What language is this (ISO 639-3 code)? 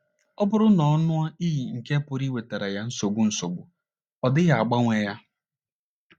ibo